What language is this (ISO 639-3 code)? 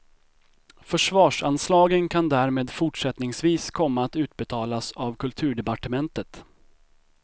swe